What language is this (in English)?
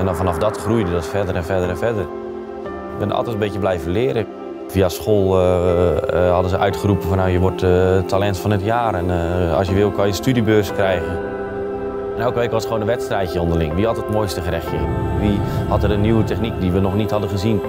Dutch